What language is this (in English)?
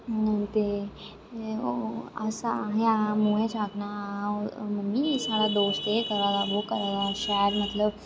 Dogri